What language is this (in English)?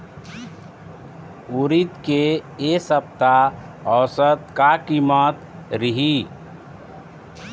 Chhattisgarhi